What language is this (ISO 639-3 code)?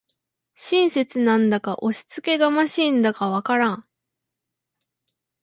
jpn